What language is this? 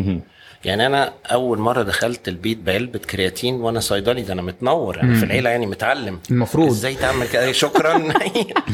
Arabic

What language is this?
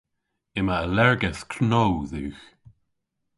Cornish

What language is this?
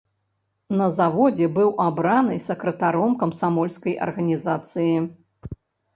Belarusian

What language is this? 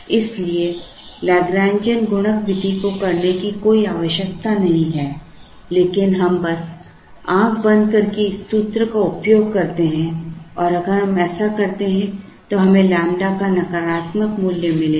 Hindi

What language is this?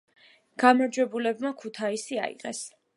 Georgian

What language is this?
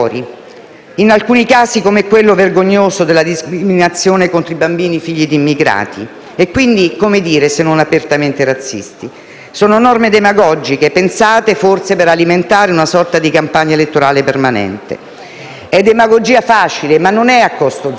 Italian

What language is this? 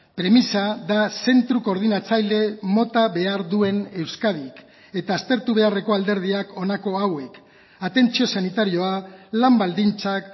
Basque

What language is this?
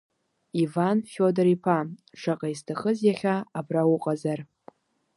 Abkhazian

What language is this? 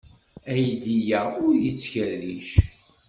Kabyle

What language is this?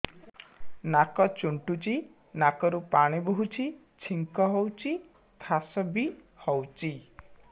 Odia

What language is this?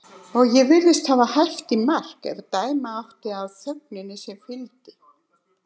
Icelandic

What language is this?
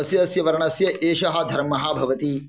Sanskrit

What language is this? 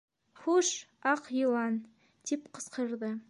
Bashkir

